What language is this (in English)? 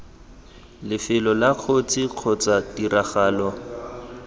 Tswana